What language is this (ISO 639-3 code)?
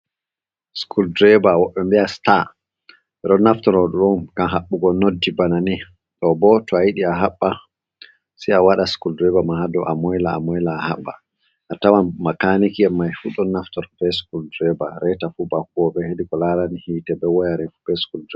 ful